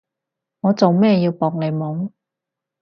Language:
Cantonese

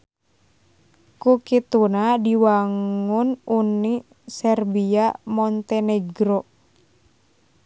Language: Sundanese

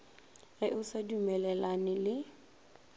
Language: Northern Sotho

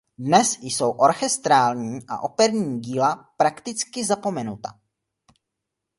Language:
Czech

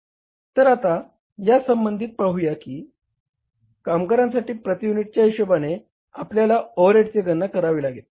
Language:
Marathi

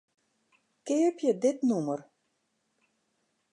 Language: Western Frisian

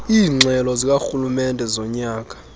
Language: Xhosa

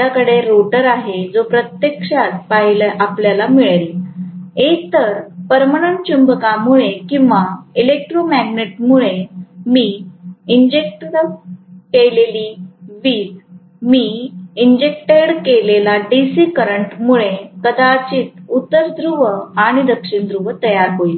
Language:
Marathi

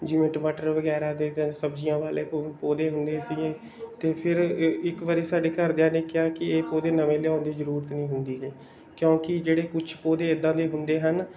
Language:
Punjabi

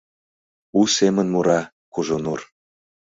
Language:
Mari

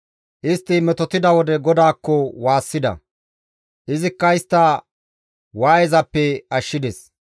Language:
Gamo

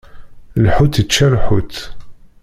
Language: Kabyle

